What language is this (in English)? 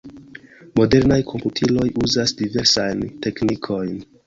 Esperanto